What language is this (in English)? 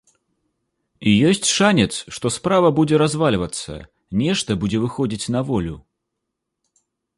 Belarusian